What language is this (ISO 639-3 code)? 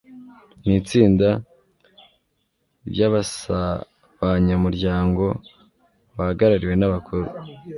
kin